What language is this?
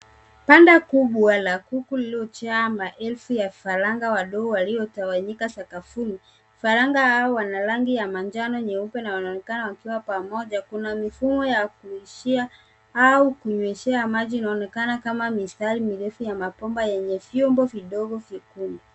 Swahili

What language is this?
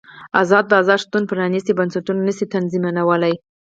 Pashto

